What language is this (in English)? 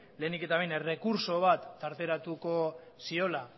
Basque